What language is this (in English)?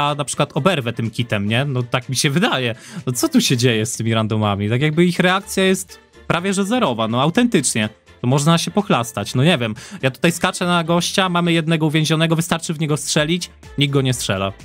Polish